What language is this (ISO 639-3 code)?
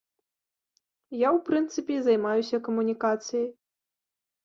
bel